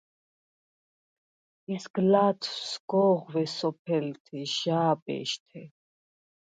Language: Svan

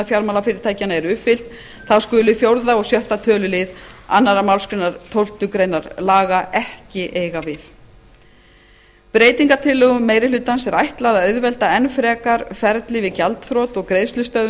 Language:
Icelandic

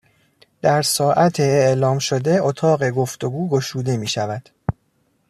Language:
Persian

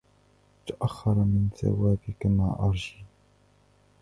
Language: Arabic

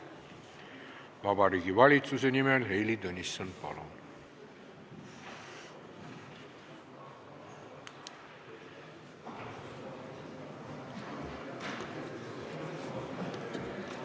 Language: Estonian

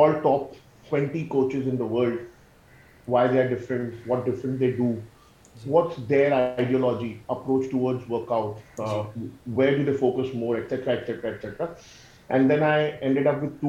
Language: Urdu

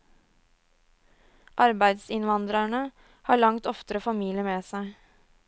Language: Norwegian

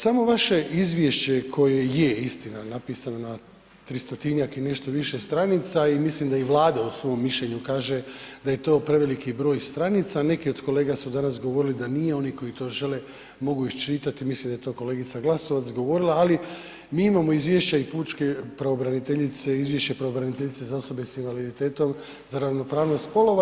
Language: Croatian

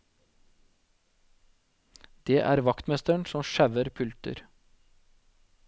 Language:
Norwegian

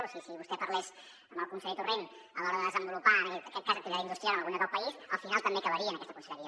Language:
Catalan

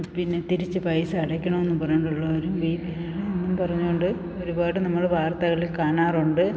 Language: Malayalam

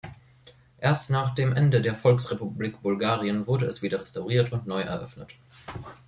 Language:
German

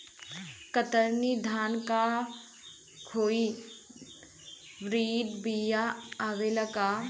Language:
Bhojpuri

